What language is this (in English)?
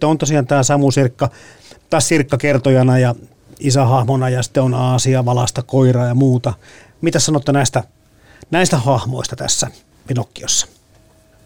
Finnish